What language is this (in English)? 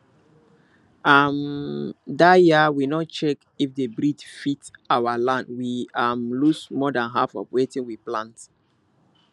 Nigerian Pidgin